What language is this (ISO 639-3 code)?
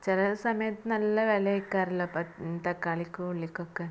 mal